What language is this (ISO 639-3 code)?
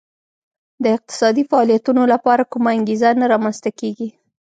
pus